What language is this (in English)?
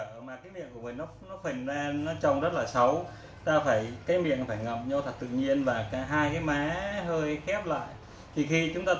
Vietnamese